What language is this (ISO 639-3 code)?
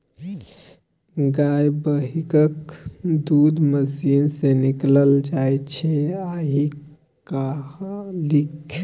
mai